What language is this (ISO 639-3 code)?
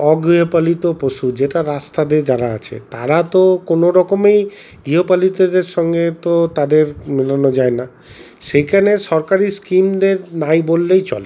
ben